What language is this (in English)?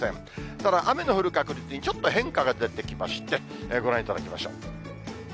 Japanese